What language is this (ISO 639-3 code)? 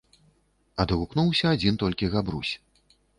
bel